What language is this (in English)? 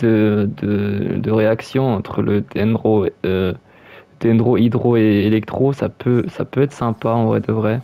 French